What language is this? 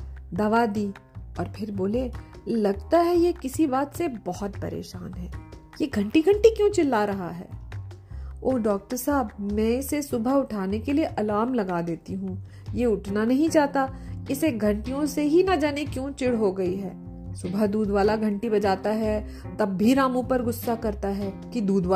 Hindi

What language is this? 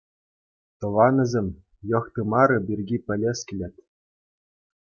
Chuvash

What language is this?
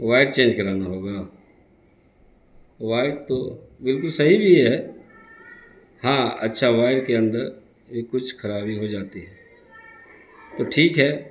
Urdu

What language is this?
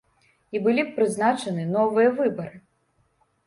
Belarusian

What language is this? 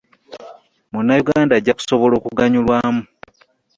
Ganda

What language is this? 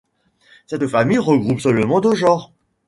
French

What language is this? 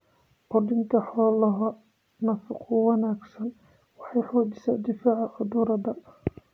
Somali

